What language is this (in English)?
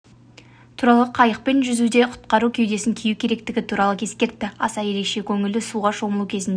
Kazakh